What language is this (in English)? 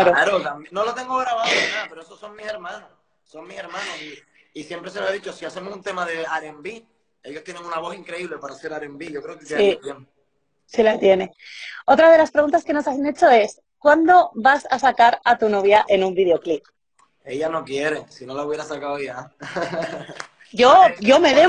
Spanish